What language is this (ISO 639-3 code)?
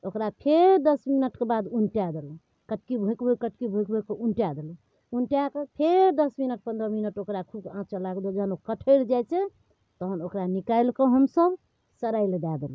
mai